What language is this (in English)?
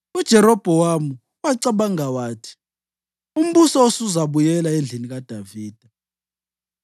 North Ndebele